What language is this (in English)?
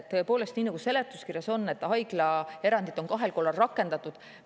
Estonian